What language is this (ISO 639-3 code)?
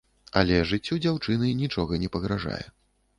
bel